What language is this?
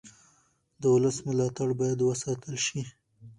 Pashto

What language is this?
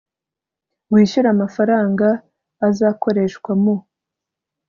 Kinyarwanda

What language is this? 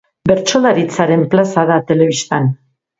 Basque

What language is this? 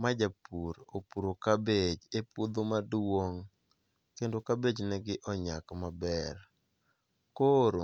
Luo (Kenya and Tanzania)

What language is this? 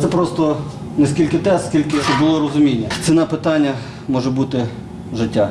Ukrainian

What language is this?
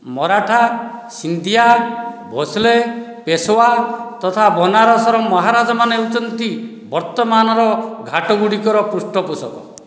Odia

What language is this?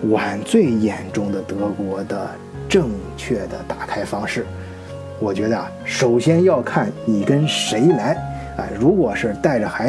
Chinese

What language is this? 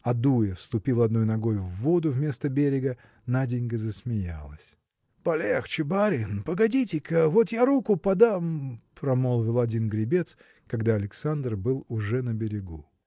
Russian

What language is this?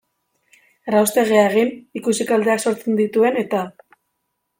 Basque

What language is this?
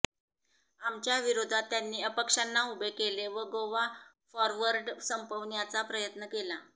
Marathi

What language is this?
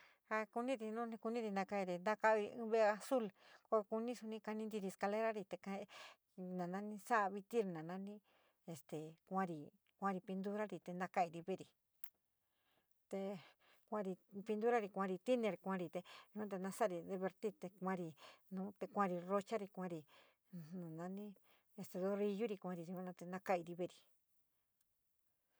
San Miguel El Grande Mixtec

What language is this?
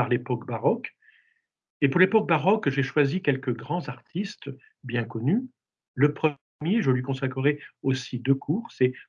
French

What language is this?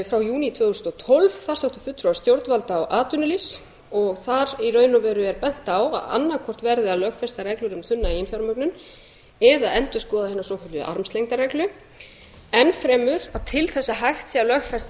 Icelandic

